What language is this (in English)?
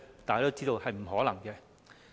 Cantonese